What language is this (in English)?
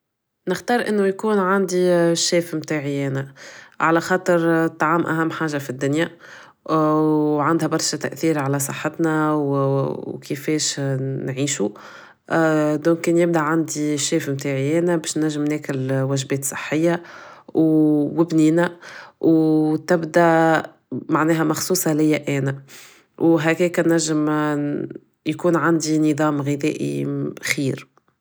Tunisian Arabic